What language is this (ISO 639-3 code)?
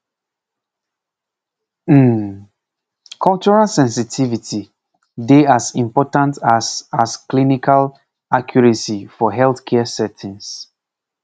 pcm